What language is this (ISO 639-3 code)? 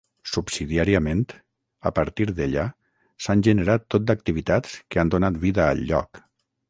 cat